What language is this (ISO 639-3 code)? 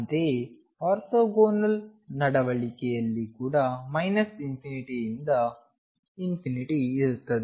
kan